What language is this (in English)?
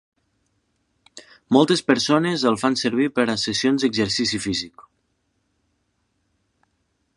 Catalan